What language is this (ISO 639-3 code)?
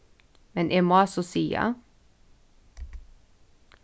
fao